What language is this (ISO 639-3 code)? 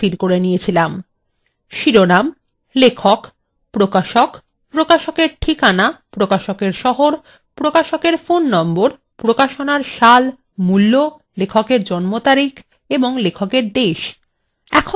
ben